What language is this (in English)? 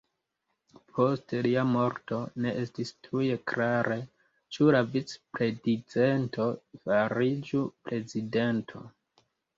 Esperanto